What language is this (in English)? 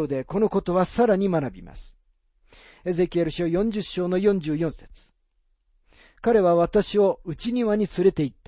Japanese